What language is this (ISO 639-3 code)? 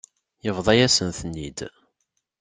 kab